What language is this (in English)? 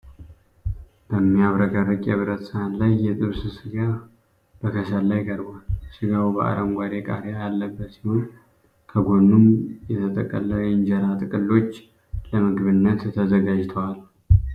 Amharic